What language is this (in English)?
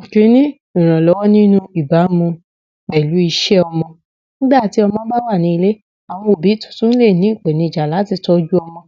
Yoruba